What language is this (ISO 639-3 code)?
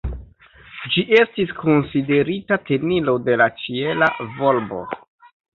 epo